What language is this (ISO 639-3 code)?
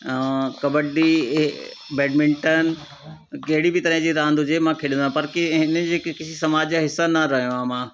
snd